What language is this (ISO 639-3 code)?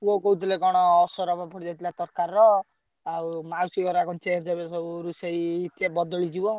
ori